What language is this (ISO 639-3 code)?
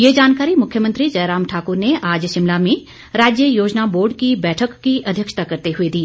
hin